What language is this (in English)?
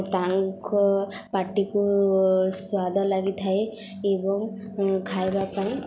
Odia